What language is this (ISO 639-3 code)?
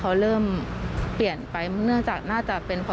tha